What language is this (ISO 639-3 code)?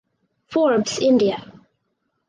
eng